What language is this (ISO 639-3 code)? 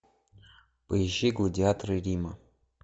rus